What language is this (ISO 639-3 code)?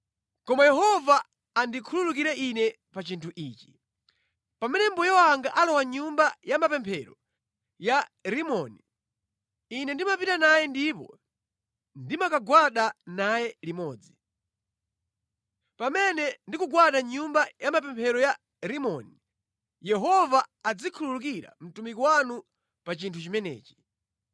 nya